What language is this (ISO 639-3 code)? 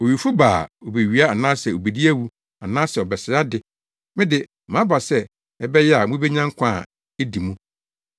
aka